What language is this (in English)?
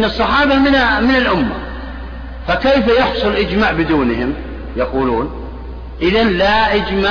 Arabic